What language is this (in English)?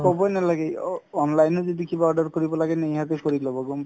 Assamese